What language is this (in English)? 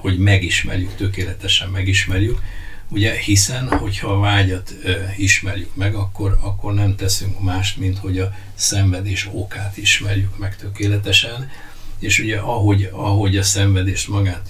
Hungarian